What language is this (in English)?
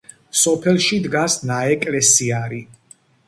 Georgian